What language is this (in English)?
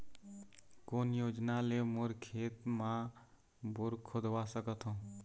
Chhattisgarhi